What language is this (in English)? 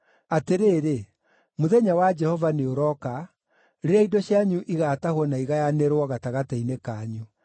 Kikuyu